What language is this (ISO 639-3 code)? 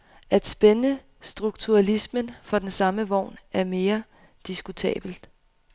dan